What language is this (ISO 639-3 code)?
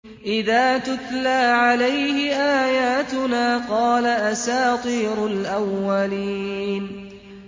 ara